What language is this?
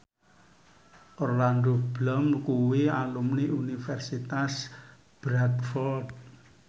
Javanese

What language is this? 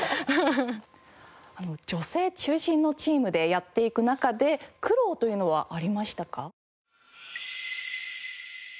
Japanese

